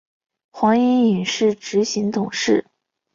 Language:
Chinese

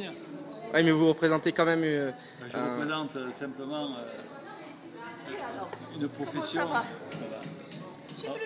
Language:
French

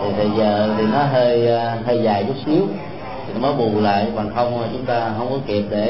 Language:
Vietnamese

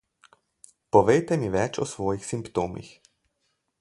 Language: Slovenian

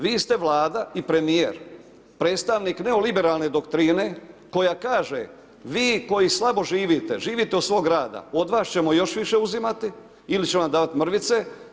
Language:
Croatian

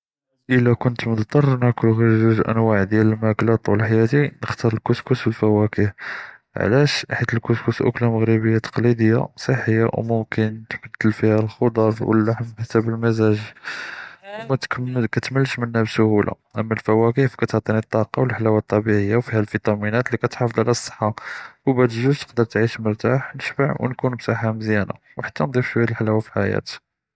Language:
Judeo-Arabic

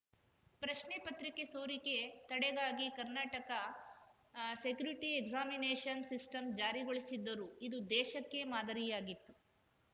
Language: Kannada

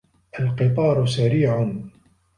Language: Arabic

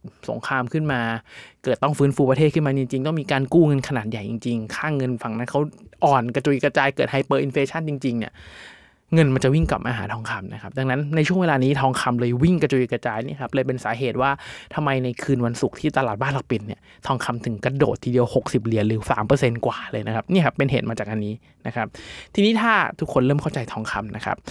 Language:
Thai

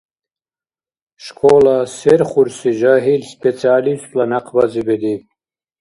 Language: Dargwa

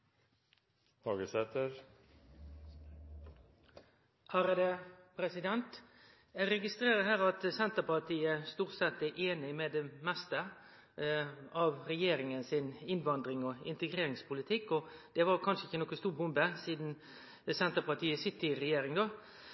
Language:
Norwegian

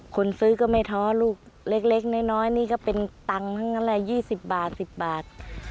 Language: Thai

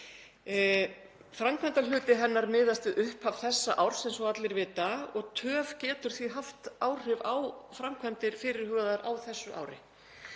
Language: Icelandic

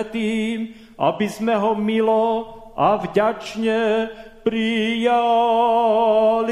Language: Slovak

